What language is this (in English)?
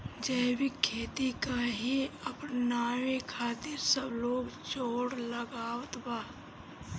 Bhojpuri